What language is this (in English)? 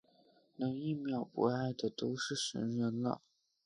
Chinese